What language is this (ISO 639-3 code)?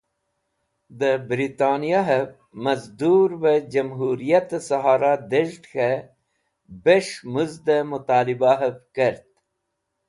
wbl